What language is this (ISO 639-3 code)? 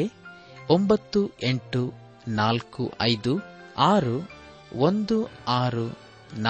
kan